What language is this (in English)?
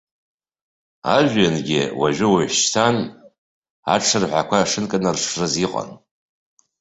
Abkhazian